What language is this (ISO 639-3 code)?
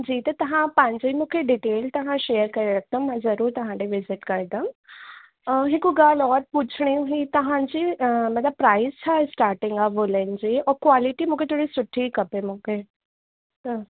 snd